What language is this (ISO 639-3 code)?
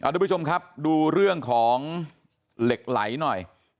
tha